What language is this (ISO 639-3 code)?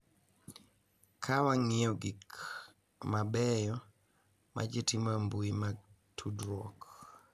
luo